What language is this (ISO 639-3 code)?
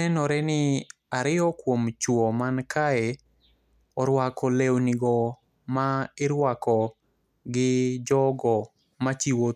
luo